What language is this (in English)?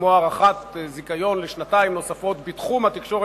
Hebrew